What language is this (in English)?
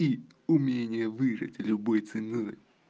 Russian